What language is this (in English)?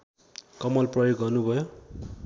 Nepali